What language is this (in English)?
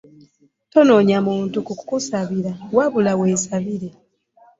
Ganda